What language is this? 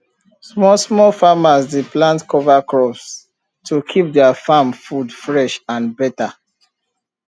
Nigerian Pidgin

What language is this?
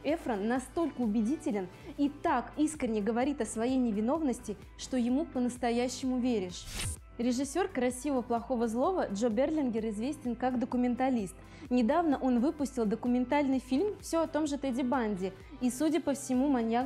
Russian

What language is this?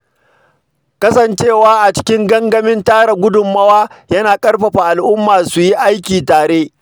Hausa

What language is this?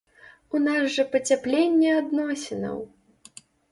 Belarusian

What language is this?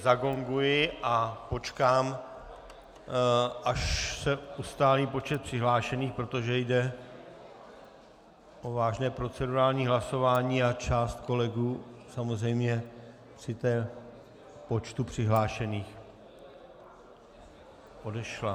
Czech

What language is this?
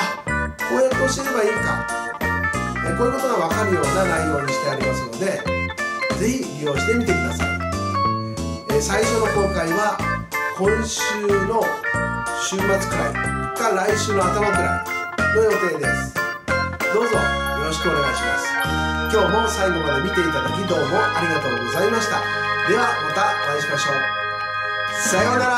Japanese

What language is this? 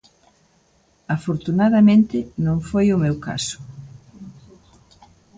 Galician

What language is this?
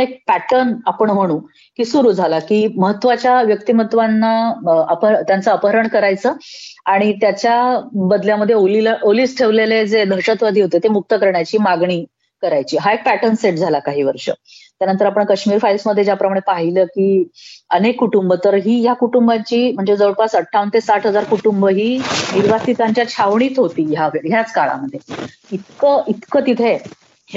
Marathi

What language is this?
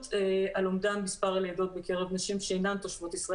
Hebrew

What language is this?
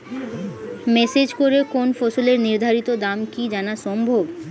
Bangla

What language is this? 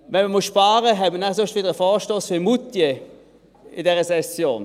Swiss German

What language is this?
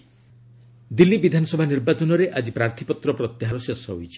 Odia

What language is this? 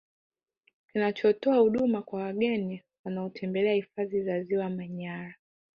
Swahili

